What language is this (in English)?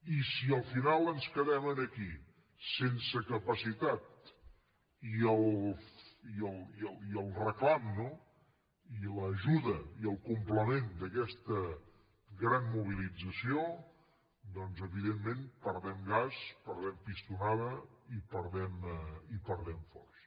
Catalan